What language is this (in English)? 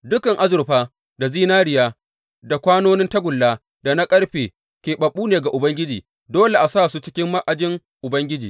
Hausa